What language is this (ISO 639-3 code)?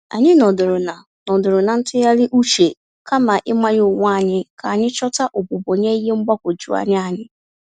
ibo